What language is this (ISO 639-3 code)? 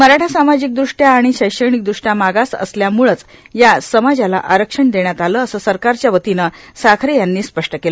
mar